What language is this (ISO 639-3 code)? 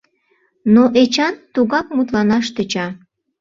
chm